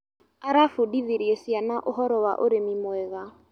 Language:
Kikuyu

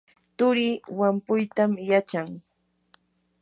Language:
Yanahuanca Pasco Quechua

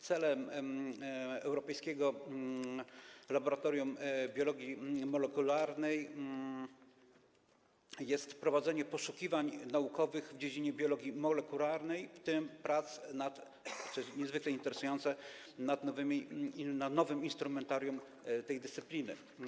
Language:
Polish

